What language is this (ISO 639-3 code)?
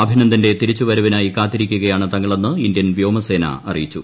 mal